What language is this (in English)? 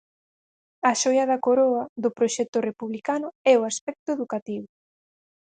Galician